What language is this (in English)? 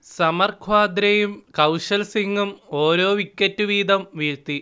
Malayalam